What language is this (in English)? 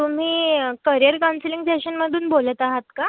Marathi